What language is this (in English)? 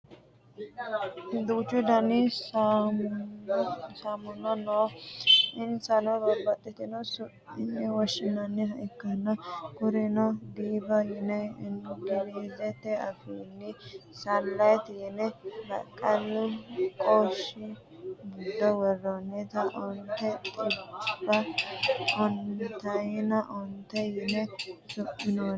Sidamo